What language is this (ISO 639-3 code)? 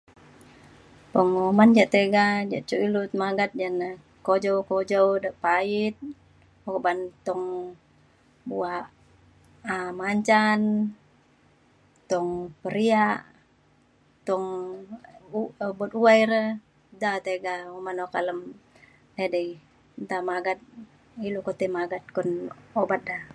xkl